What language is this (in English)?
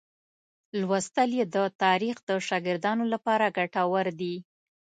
Pashto